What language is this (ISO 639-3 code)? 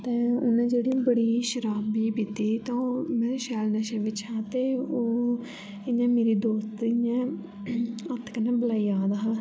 doi